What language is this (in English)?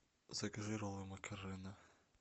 Russian